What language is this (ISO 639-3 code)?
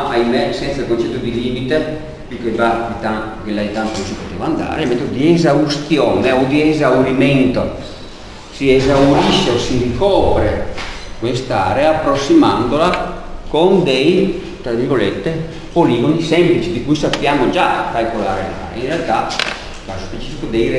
ita